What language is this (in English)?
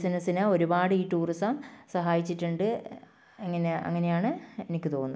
Malayalam